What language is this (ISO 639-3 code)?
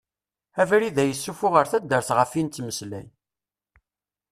kab